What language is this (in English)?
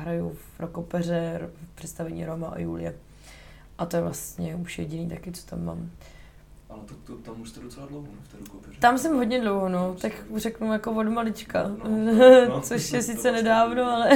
Czech